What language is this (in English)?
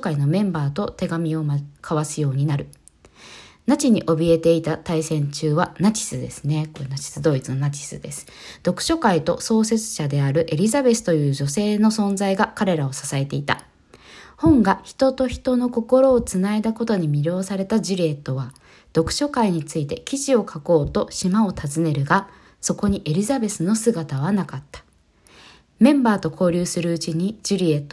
Japanese